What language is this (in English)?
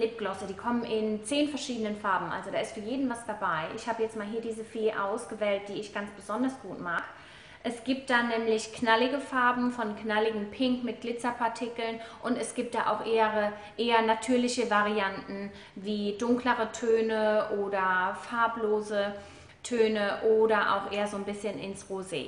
German